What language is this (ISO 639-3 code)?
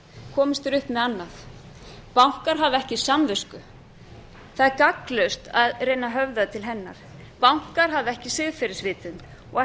isl